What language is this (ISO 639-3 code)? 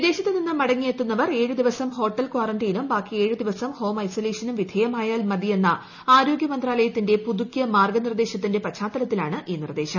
mal